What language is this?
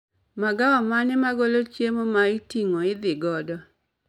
Luo (Kenya and Tanzania)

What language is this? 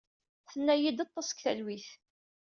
Kabyle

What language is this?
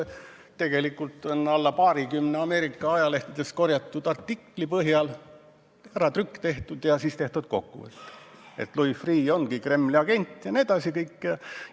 Estonian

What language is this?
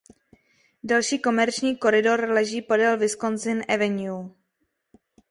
Czech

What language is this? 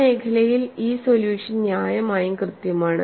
Malayalam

